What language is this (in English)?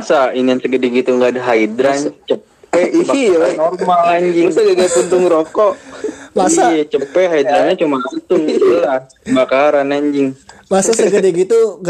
Indonesian